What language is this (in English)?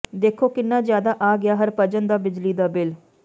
Punjabi